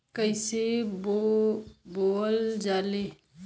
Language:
Bhojpuri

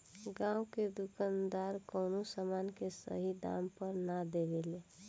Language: Bhojpuri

